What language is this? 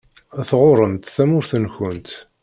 Kabyle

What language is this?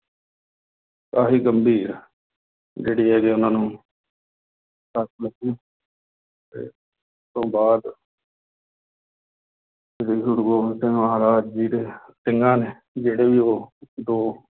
Punjabi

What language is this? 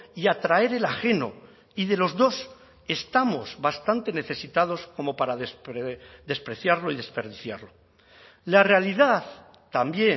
Spanish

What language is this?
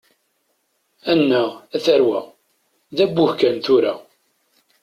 Kabyle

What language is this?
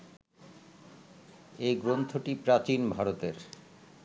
Bangla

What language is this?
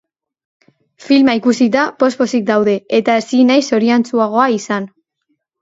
Basque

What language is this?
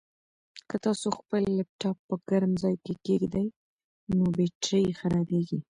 Pashto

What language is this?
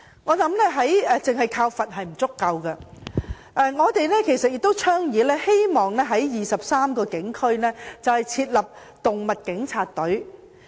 Cantonese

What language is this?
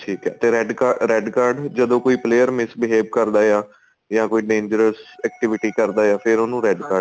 Punjabi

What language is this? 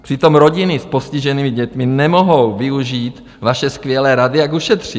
Czech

